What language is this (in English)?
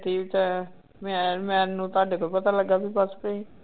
Punjabi